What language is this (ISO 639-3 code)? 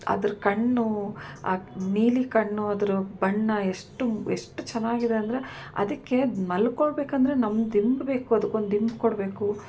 kan